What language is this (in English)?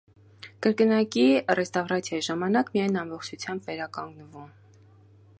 Armenian